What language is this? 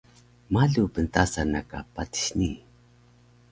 Taroko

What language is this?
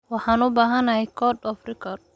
Somali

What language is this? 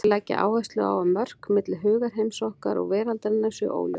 Icelandic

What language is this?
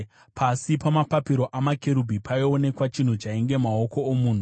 Shona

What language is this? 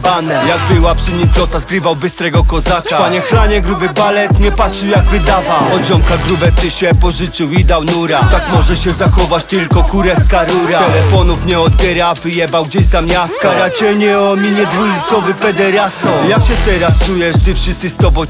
Polish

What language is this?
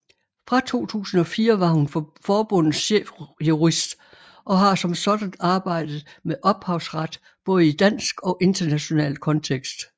Danish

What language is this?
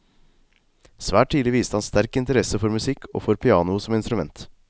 Norwegian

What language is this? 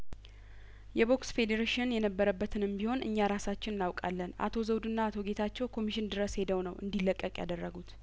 Amharic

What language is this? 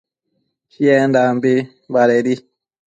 Matsés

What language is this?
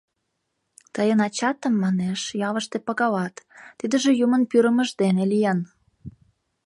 Mari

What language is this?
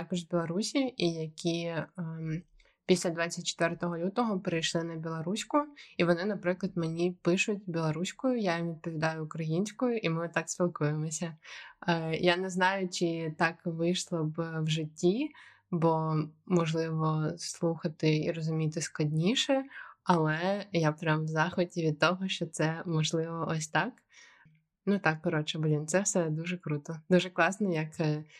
Ukrainian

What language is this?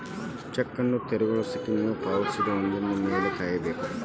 Kannada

